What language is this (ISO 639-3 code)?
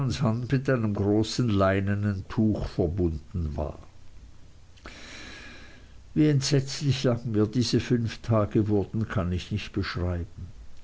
deu